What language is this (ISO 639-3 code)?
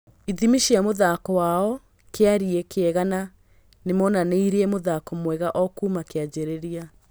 kik